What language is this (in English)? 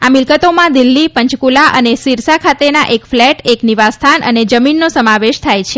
Gujarati